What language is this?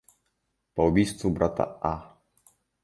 Kyrgyz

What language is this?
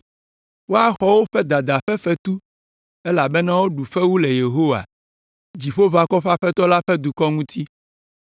Ewe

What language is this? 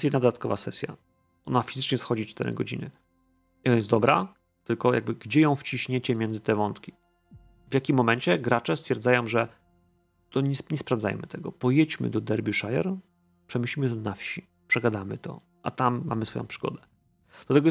Polish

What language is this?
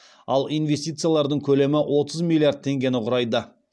Kazakh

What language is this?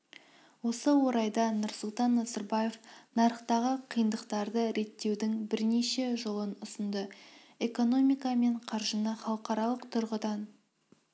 Kazakh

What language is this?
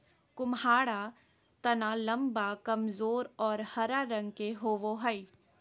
Magahi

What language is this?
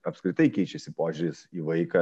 Lithuanian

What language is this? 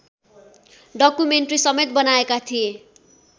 Nepali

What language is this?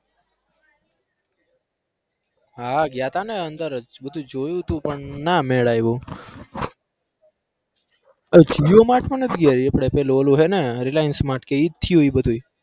Gujarati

